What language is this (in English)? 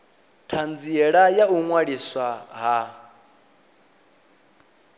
Venda